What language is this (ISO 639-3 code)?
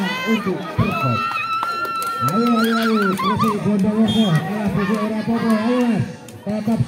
ind